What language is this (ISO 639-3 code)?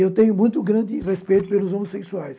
por